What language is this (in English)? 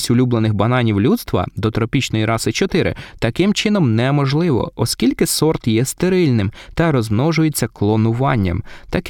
Ukrainian